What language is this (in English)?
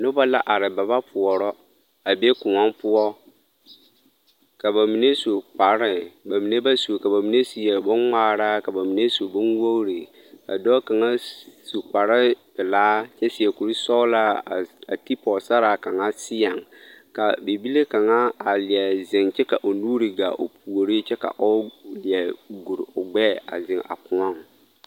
Southern Dagaare